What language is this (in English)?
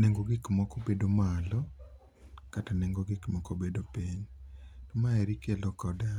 Luo (Kenya and Tanzania)